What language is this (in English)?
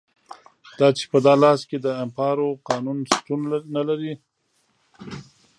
Pashto